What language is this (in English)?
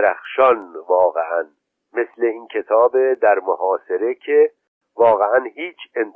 Persian